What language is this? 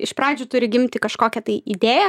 Lithuanian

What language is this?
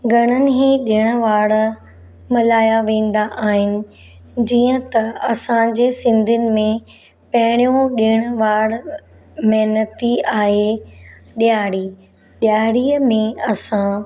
Sindhi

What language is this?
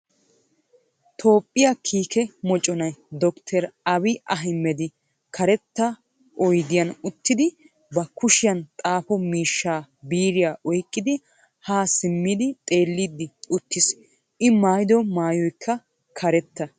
Wolaytta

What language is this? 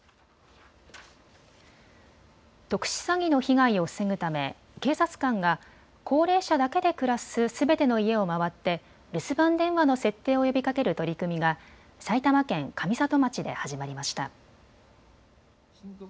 Japanese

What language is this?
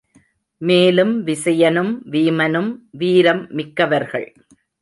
Tamil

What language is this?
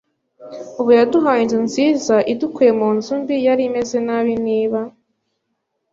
Kinyarwanda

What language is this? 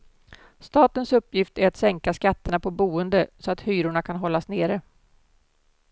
Swedish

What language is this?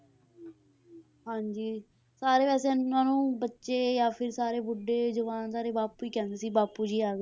Punjabi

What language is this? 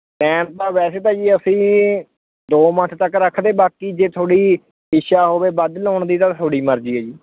Punjabi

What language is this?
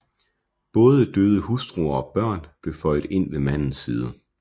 Danish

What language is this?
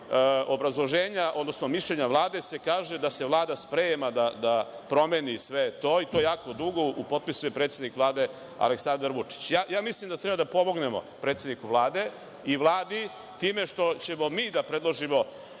Serbian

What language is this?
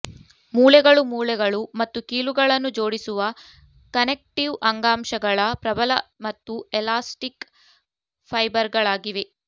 Kannada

